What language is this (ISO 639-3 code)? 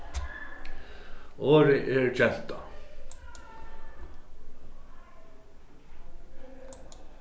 fao